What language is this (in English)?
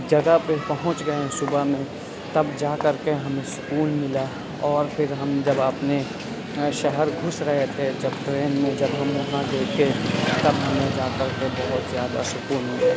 Urdu